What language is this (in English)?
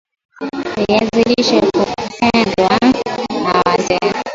Swahili